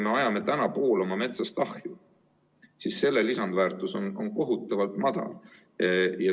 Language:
Estonian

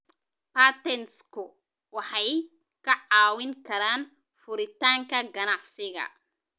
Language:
Somali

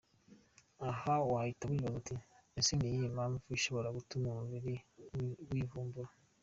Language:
Kinyarwanda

